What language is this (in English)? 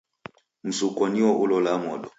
Taita